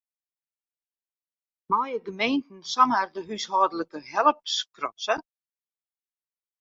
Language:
Western Frisian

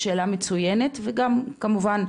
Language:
Hebrew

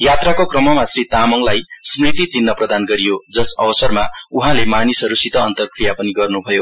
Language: Nepali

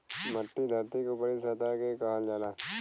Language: Bhojpuri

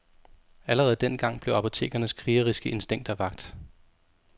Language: Danish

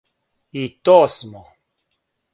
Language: Serbian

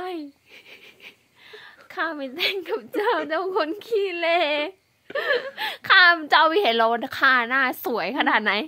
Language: Thai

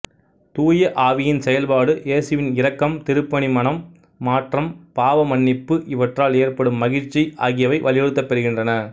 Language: Tamil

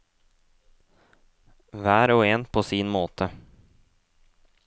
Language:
Norwegian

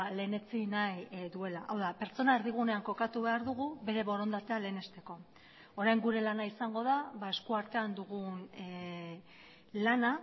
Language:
Basque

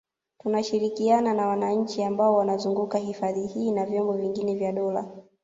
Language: Swahili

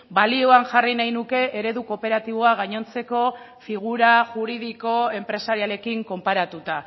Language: Basque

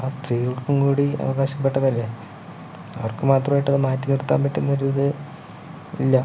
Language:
Malayalam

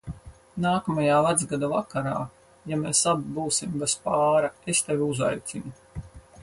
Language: Latvian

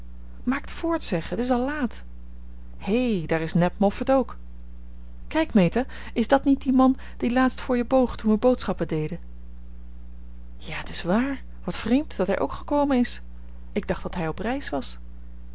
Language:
Dutch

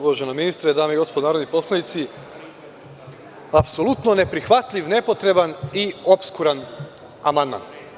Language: Serbian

